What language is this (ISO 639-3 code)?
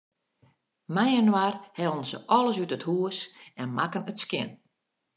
fry